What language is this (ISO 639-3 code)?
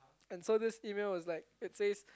eng